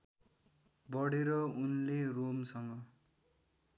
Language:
Nepali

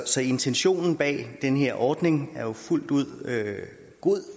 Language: Danish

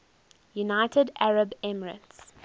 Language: English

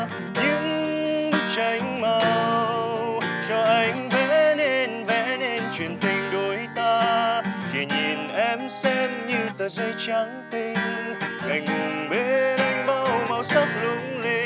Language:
Vietnamese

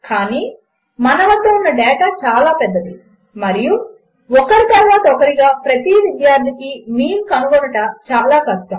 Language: Telugu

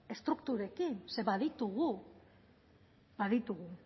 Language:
Basque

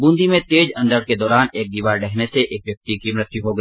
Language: Hindi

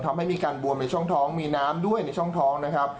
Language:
Thai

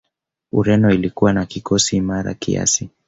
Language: Swahili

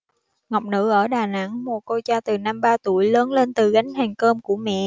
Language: Vietnamese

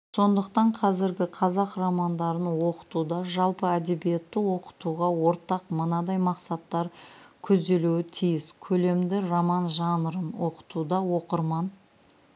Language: Kazakh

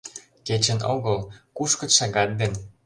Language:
Mari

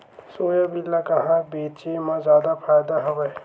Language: Chhattisgarhi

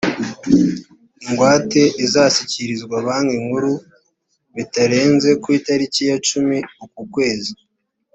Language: Kinyarwanda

